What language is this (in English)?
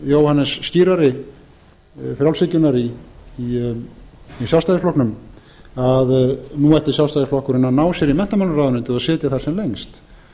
Icelandic